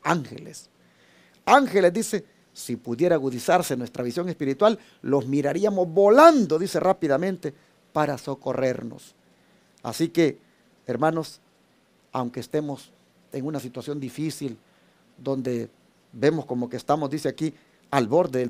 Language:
Spanish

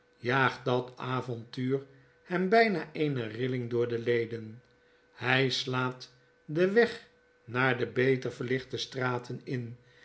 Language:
Dutch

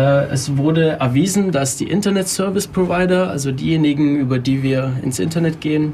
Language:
German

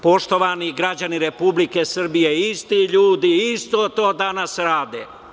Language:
Serbian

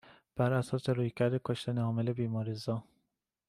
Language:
Persian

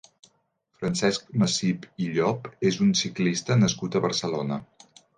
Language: Catalan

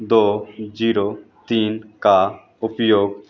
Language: Hindi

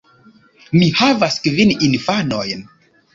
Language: Esperanto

